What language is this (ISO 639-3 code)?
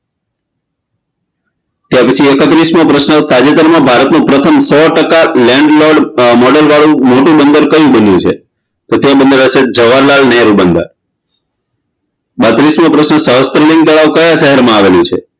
guj